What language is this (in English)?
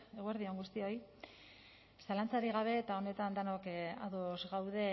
Basque